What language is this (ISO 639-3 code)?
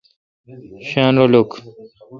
xka